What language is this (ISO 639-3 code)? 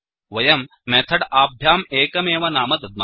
san